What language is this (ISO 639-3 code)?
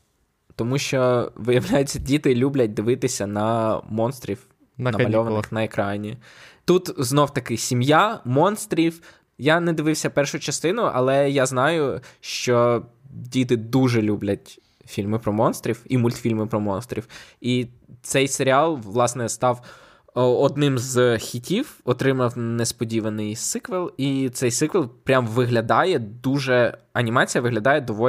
ukr